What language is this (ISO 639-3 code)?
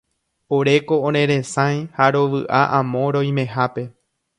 grn